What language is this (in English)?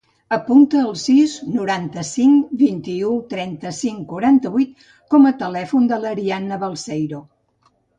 Catalan